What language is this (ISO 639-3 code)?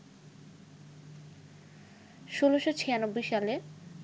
ben